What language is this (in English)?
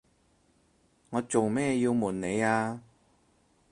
Cantonese